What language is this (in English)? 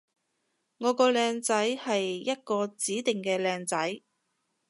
Cantonese